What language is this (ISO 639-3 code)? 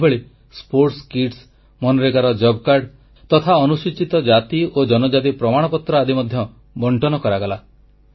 ori